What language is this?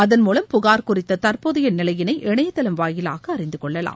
Tamil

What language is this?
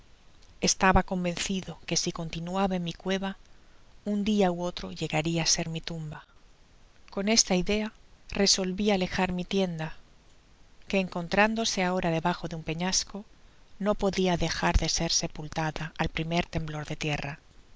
Spanish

